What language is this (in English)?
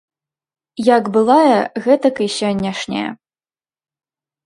Belarusian